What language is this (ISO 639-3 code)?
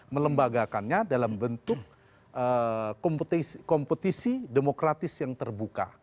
ind